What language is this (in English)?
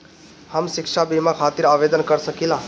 Bhojpuri